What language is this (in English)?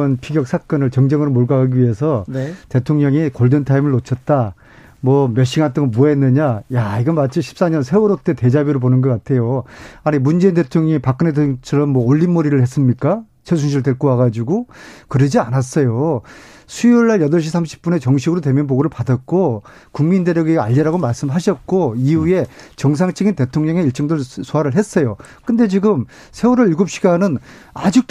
Korean